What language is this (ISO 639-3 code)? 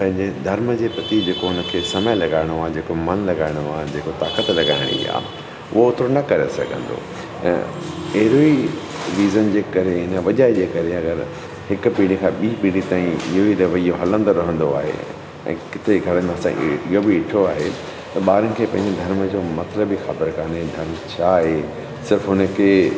snd